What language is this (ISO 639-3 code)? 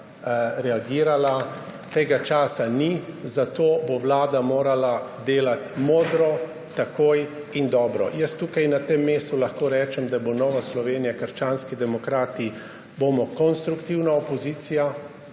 slv